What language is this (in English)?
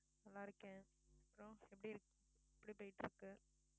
Tamil